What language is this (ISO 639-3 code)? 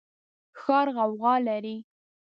pus